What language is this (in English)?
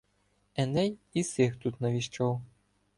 Ukrainian